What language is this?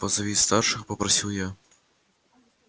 Russian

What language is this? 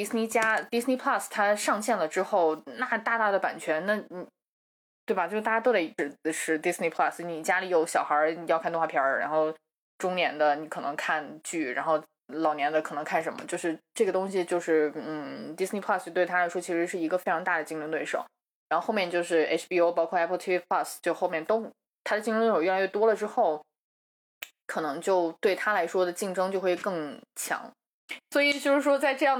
Chinese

